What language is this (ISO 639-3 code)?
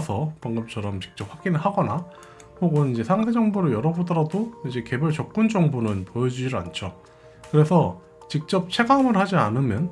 kor